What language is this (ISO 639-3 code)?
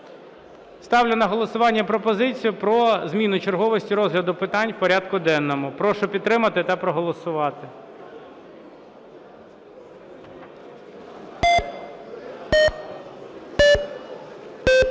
ukr